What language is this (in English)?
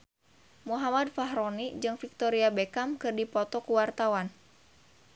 Sundanese